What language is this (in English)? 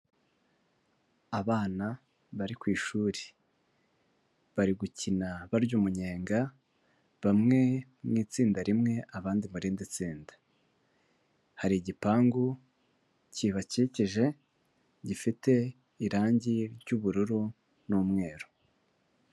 Kinyarwanda